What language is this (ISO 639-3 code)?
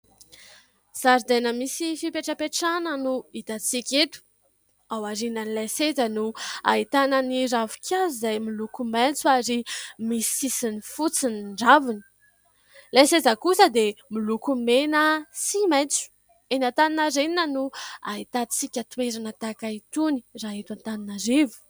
mlg